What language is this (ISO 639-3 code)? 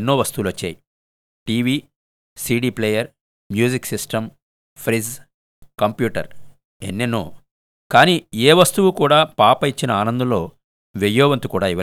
tel